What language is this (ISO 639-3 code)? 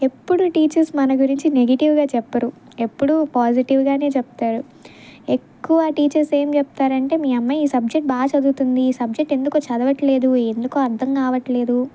tel